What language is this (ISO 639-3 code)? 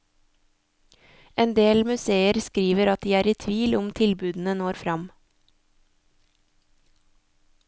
nor